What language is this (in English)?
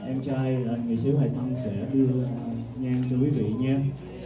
Vietnamese